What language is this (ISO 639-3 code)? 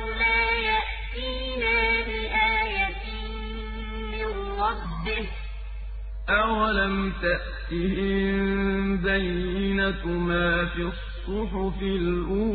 ara